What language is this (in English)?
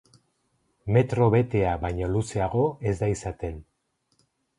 Basque